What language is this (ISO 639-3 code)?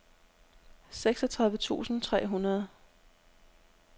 dan